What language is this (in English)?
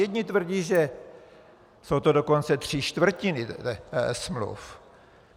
Czech